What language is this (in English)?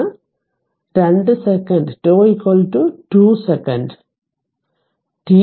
Malayalam